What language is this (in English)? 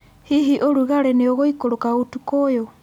Kikuyu